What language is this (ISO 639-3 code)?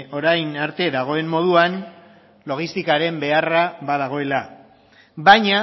eus